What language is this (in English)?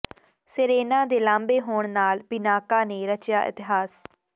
Punjabi